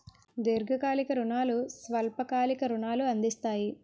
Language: Telugu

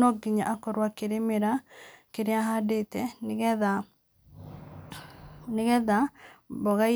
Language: Kikuyu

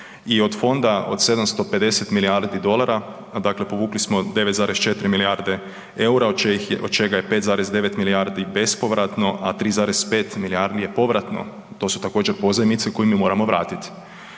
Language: Croatian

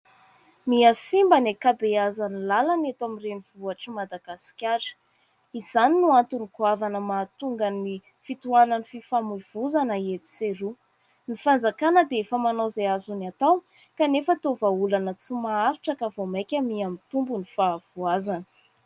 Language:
Malagasy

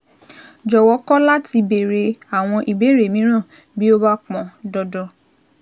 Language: Yoruba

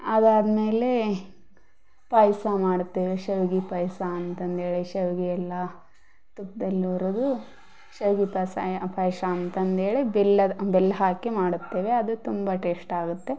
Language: Kannada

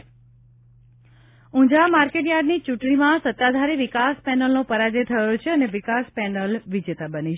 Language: Gujarati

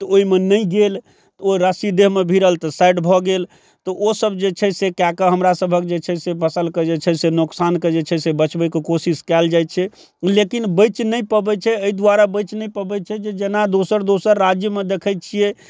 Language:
Maithili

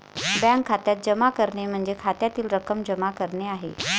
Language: Marathi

